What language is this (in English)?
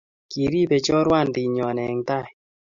Kalenjin